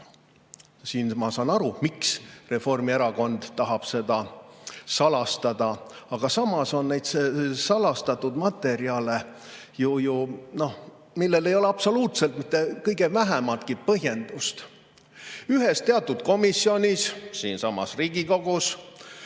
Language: Estonian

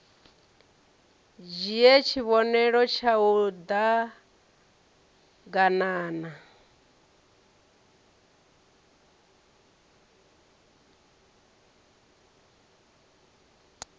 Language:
Venda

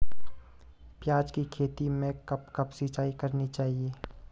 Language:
Hindi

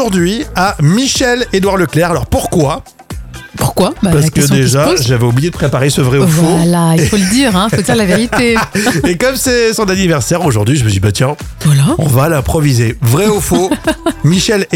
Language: French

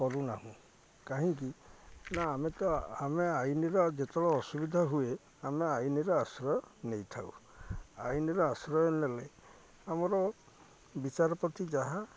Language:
Odia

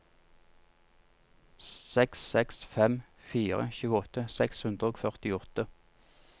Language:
Norwegian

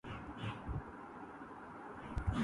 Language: Urdu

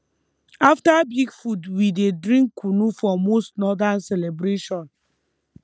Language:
Nigerian Pidgin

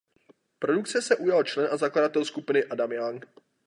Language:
Czech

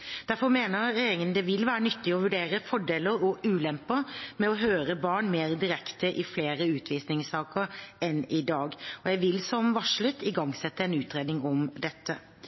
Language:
Norwegian Bokmål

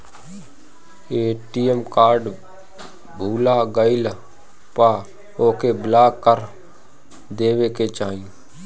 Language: Bhojpuri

